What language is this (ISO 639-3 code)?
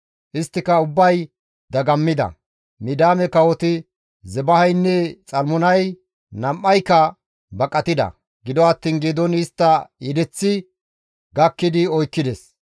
gmv